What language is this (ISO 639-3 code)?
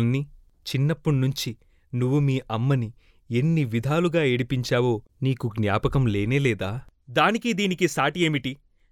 tel